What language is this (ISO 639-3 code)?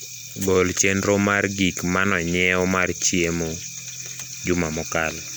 luo